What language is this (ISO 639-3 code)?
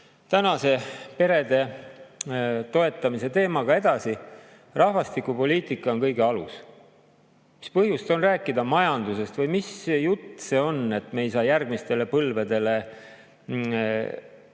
est